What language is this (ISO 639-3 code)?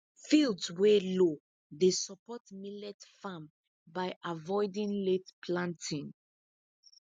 pcm